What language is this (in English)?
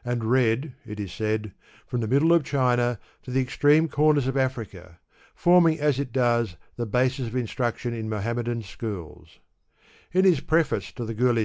English